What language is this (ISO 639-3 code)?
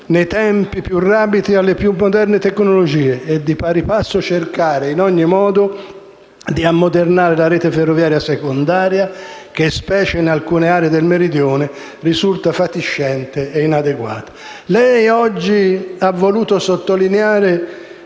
ita